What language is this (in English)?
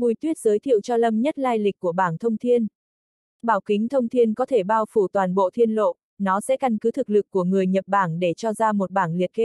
Vietnamese